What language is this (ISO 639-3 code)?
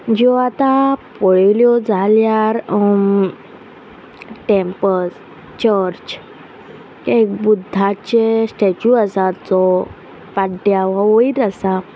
kok